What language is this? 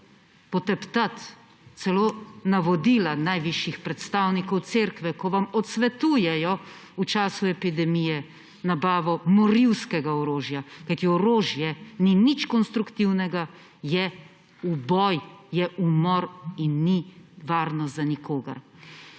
Slovenian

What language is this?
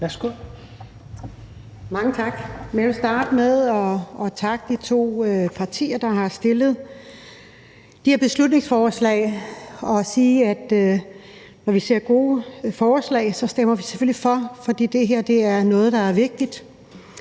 Danish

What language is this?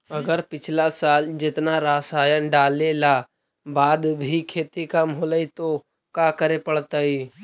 Magahi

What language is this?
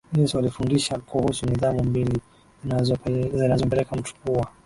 Swahili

